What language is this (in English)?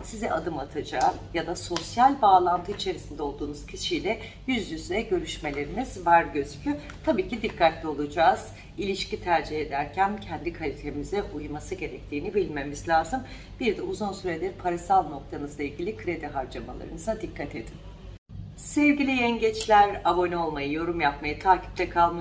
Turkish